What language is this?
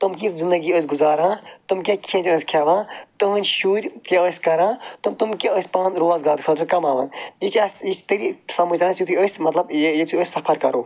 Kashmiri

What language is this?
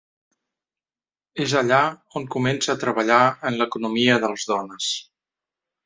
Catalan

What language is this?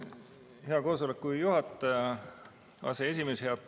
Estonian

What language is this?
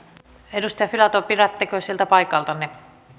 Finnish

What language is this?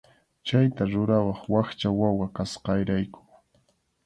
Arequipa-La Unión Quechua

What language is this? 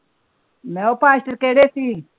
Punjabi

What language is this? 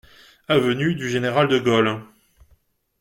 French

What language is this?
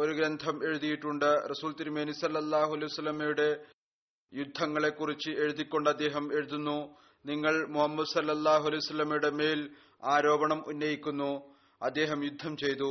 Malayalam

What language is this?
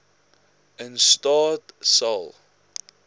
Afrikaans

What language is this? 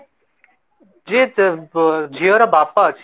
Odia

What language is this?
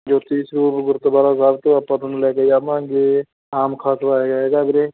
Punjabi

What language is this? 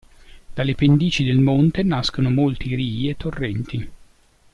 Italian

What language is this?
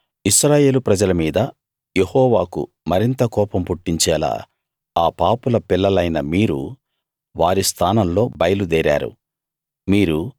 Telugu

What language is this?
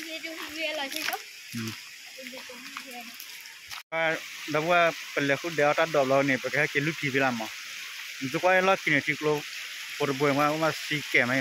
Thai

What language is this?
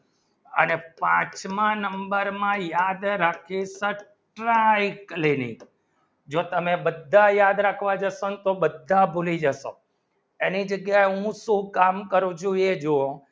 Gujarati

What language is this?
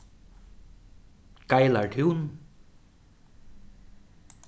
Faroese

